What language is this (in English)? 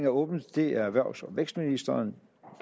Danish